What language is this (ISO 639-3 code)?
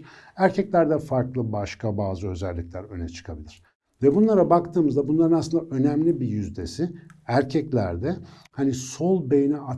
tur